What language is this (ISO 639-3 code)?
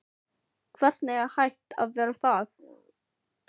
isl